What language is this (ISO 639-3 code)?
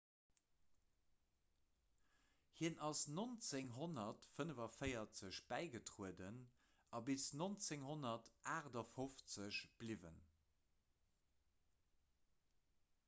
ltz